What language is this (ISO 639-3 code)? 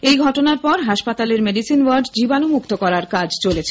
ben